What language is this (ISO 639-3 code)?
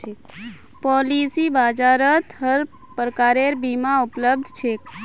mag